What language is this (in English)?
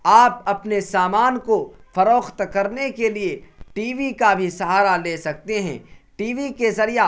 Urdu